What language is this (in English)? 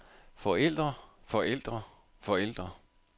Danish